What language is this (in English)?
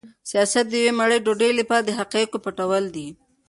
Pashto